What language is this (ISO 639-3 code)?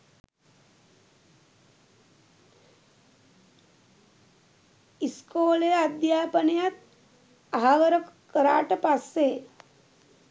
sin